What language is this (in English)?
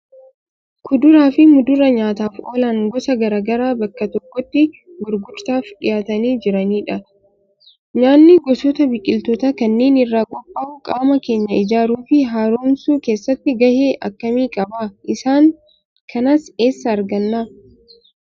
Oromo